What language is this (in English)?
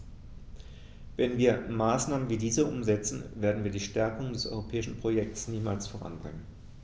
German